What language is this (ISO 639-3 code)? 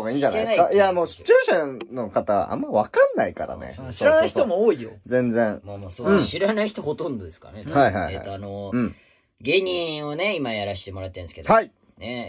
jpn